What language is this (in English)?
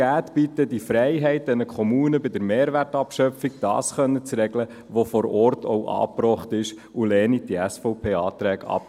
Swiss German